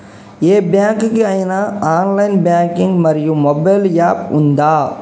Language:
Telugu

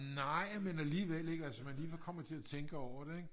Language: Danish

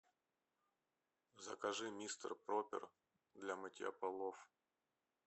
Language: Russian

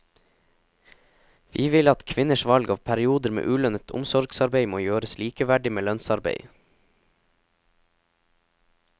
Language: Norwegian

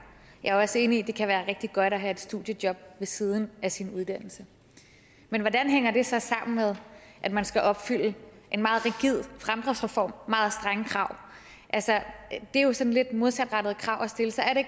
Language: Danish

